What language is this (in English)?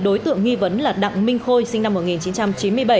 Vietnamese